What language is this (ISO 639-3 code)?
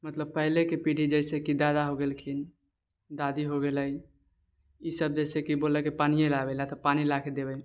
mai